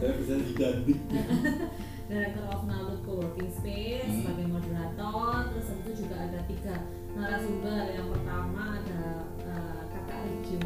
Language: Indonesian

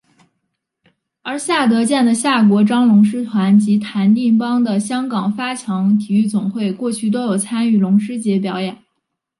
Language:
Chinese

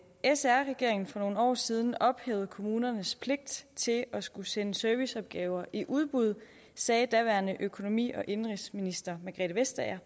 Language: Danish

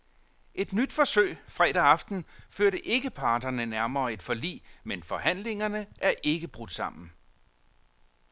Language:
Danish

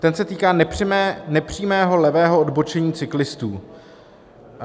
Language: Czech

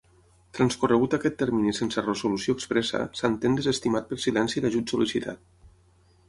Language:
Catalan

